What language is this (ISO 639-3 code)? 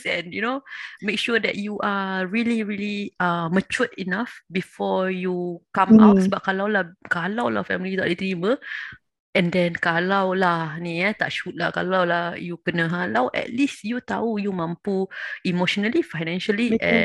msa